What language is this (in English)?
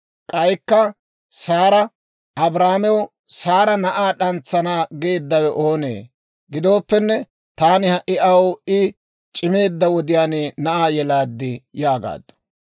Dawro